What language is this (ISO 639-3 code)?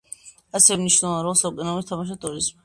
kat